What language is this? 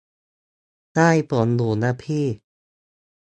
Thai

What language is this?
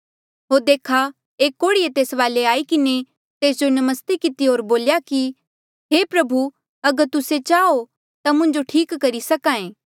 Mandeali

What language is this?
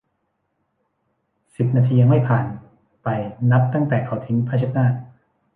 Thai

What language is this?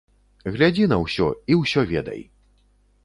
Belarusian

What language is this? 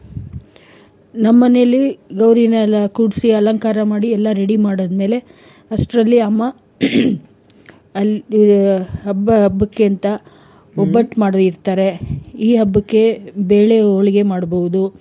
Kannada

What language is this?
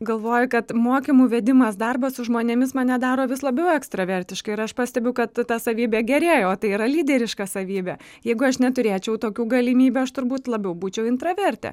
Lithuanian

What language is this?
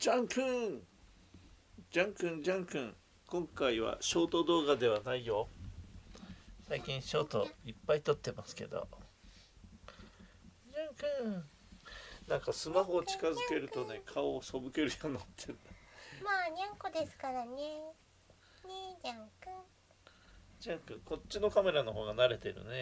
Japanese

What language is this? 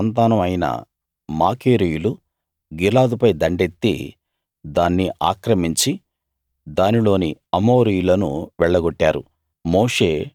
Telugu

